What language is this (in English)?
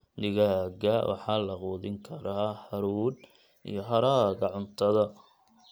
Somali